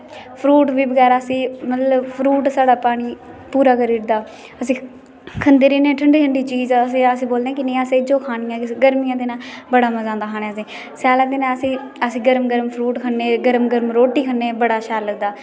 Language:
Dogri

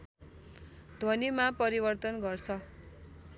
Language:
Nepali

